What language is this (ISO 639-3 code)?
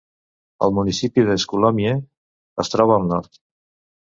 cat